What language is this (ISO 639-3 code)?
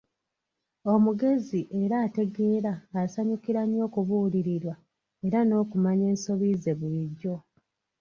lug